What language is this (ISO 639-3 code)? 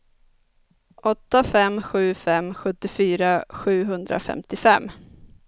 swe